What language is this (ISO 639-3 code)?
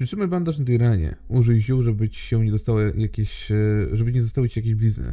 pol